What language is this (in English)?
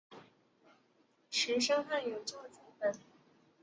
Chinese